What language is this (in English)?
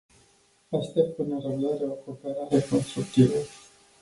Romanian